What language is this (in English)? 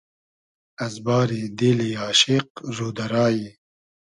Hazaragi